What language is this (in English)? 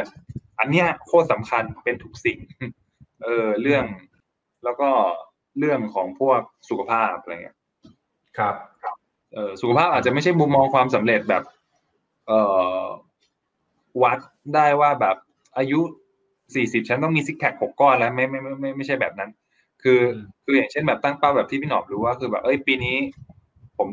Thai